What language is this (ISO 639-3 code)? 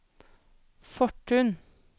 nor